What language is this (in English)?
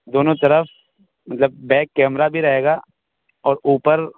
Urdu